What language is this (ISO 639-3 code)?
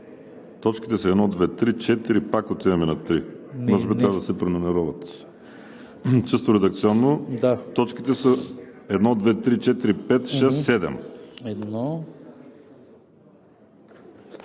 bul